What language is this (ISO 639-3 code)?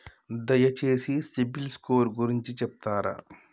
tel